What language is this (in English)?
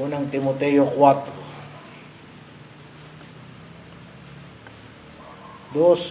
Filipino